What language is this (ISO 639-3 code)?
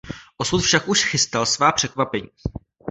ces